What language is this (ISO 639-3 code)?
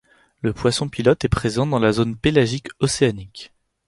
fra